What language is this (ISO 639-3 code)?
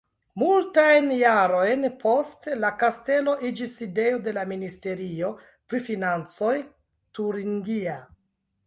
epo